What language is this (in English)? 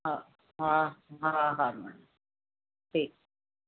Sindhi